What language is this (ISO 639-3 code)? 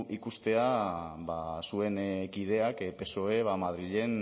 eus